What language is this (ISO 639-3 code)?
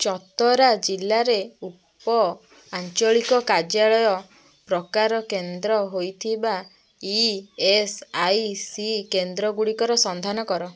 ori